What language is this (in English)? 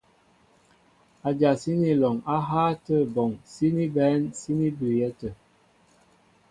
Mbo (Cameroon)